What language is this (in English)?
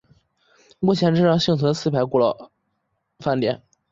Chinese